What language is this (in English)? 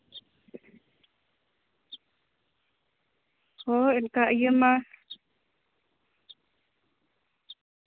Santali